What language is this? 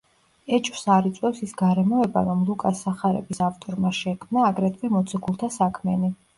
Georgian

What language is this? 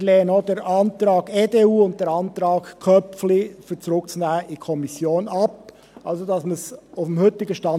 Swiss German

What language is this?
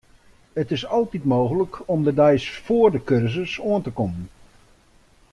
Western Frisian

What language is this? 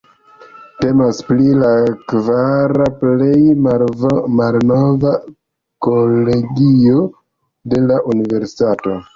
Esperanto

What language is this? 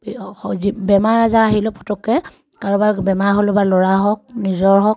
Assamese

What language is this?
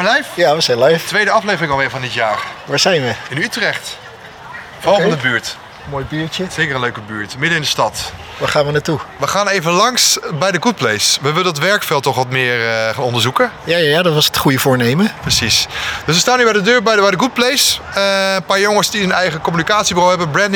Dutch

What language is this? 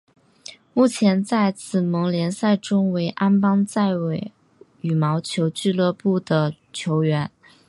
Chinese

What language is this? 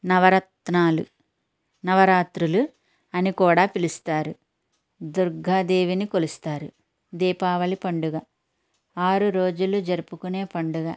Telugu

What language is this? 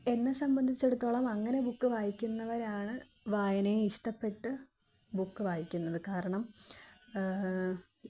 Malayalam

